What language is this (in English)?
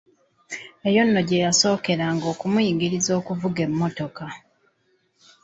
Ganda